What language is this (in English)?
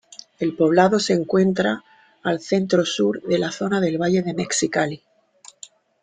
Spanish